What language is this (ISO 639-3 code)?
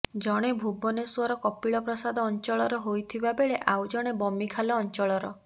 ori